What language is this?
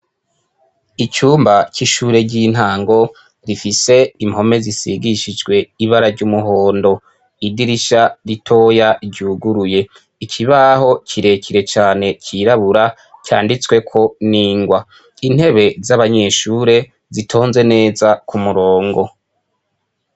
Rundi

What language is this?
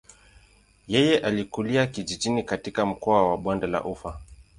Swahili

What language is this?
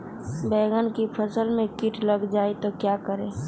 Magahi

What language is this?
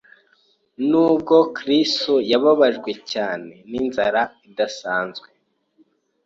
Kinyarwanda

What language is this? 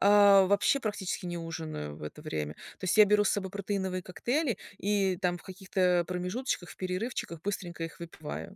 Russian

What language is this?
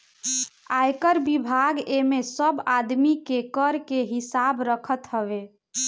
Bhojpuri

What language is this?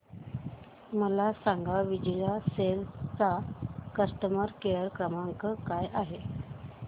Marathi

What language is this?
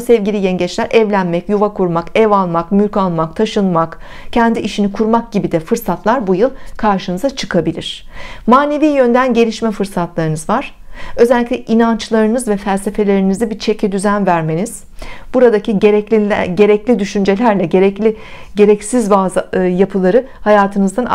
Turkish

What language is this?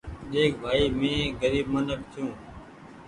Goaria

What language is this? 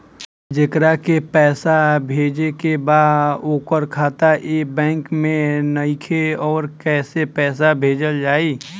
Bhojpuri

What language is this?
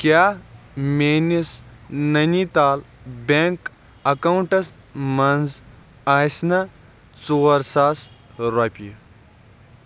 Kashmiri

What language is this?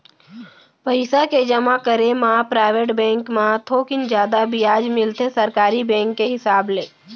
Chhattisgarhi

